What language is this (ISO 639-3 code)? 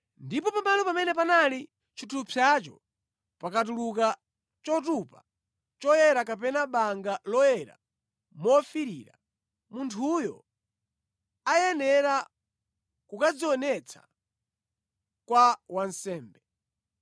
nya